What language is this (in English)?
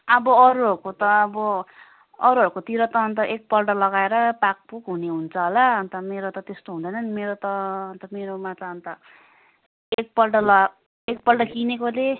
Nepali